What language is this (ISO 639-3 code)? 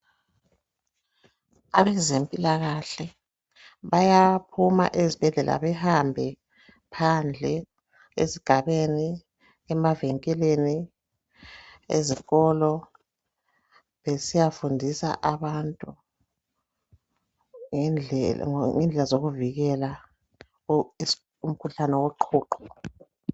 nde